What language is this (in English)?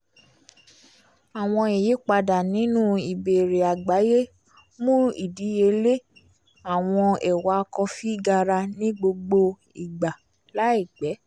Yoruba